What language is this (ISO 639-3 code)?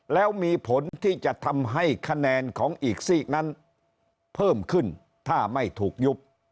tha